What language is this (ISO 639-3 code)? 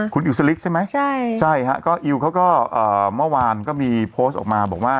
tha